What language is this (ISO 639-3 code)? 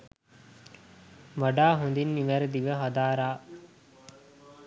sin